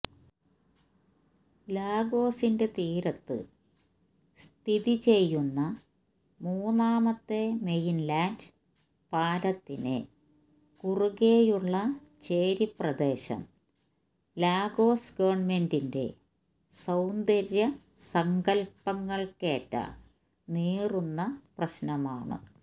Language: Malayalam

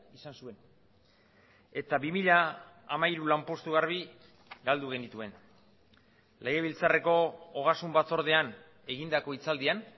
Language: Basque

